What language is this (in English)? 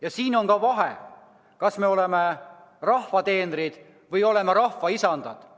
Estonian